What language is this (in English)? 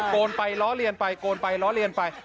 Thai